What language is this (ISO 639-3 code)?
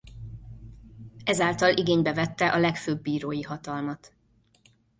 hun